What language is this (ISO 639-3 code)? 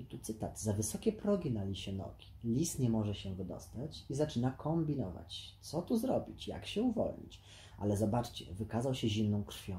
pol